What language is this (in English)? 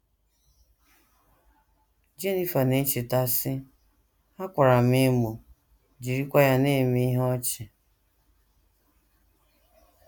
Igbo